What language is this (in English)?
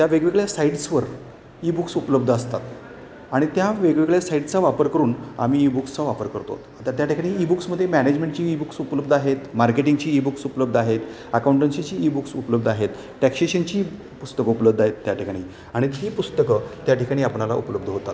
Marathi